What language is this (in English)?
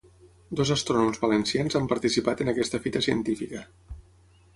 Catalan